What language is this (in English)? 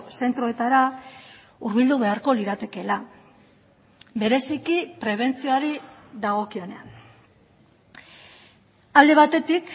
Basque